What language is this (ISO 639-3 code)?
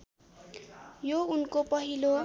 nep